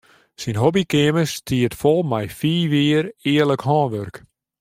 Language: Western Frisian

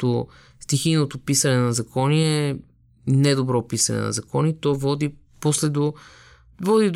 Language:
Bulgarian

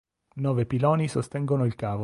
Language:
Italian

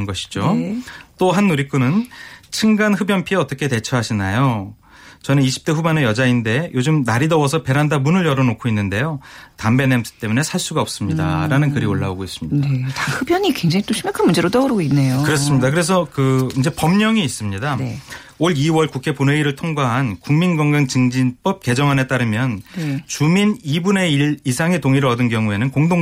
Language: Korean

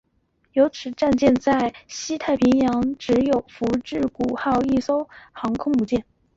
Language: Chinese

